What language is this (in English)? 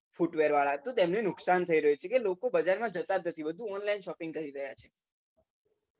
Gujarati